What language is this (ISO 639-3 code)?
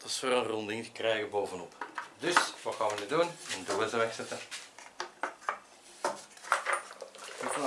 nld